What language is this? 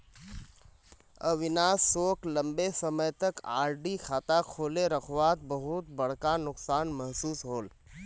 Magahi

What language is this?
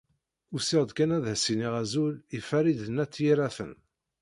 Kabyle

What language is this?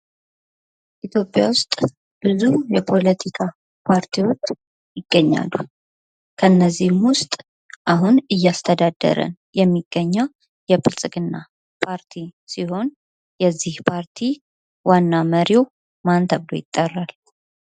Amharic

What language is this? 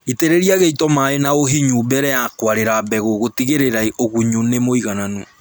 Kikuyu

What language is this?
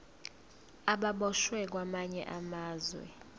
Zulu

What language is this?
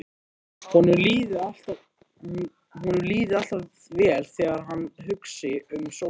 Icelandic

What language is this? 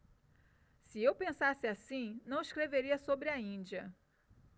Portuguese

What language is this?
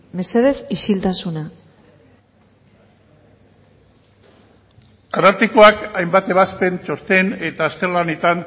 Basque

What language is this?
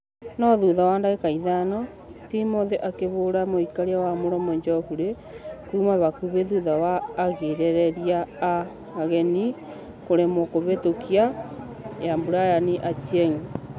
Kikuyu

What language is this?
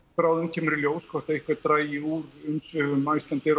Icelandic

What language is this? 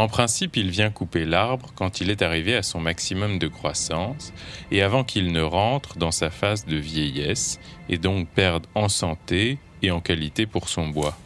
French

